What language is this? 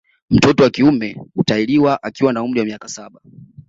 Swahili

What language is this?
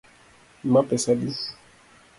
Luo (Kenya and Tanzania)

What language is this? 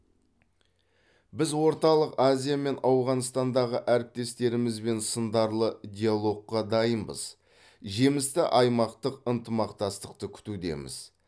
Kazakh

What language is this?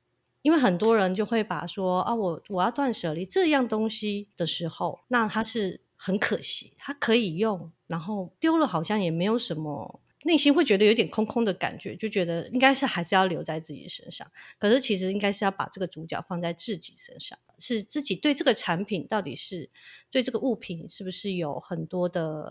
Chinese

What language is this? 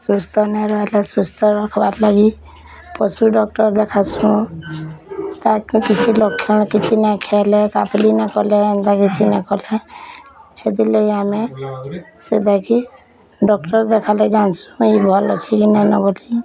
Odia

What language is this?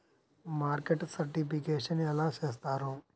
Telugu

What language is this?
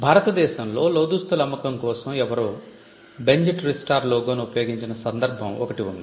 Telugu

